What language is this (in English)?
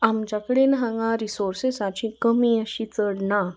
Konkani